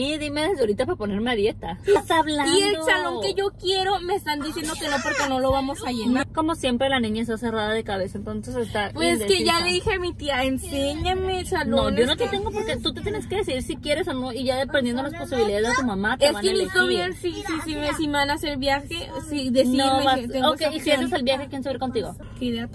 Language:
Spanish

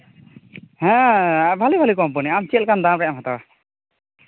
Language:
Santali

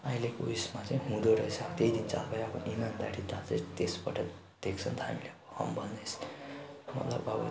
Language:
Nepali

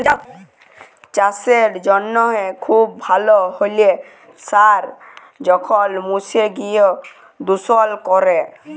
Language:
Bangla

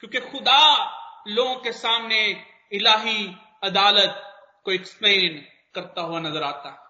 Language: Hindi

